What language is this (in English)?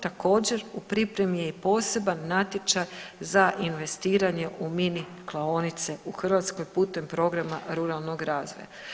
Croatian